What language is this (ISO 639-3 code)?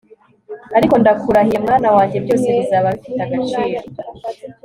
kin